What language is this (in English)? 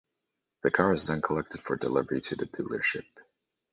English